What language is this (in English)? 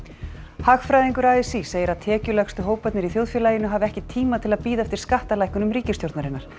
Icelandic